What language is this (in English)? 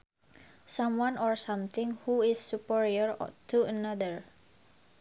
Sundanese